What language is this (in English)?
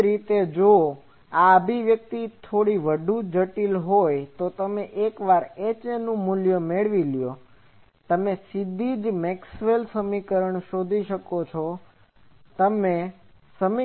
Gujarati